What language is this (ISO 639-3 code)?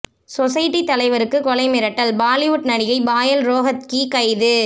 tam